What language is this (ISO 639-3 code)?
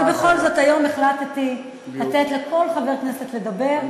heb